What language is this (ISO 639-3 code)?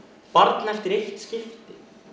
isl